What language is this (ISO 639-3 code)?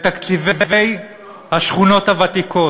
heb